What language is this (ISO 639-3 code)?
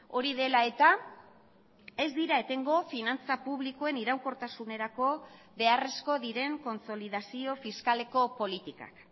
eus